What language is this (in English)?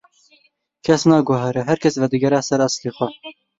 Kurdish